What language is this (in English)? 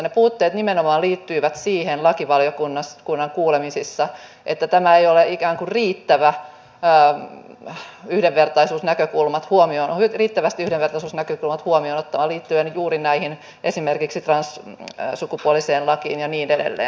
Finnish